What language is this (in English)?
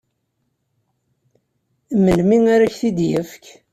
Kabyle